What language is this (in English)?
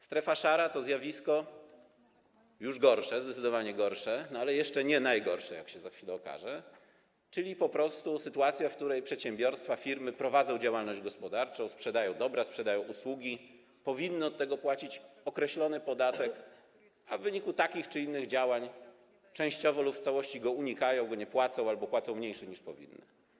Polish